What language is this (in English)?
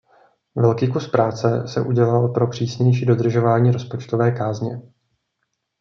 Czech